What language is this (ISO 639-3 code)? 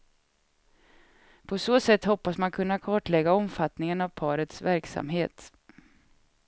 swe